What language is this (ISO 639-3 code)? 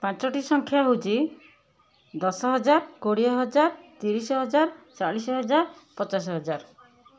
ori